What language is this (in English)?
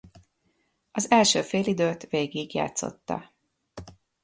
Hungarian